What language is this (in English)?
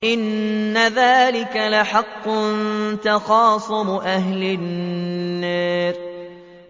Arabic